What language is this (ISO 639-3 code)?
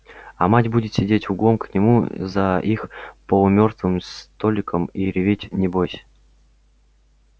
rus